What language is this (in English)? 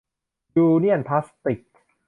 Thai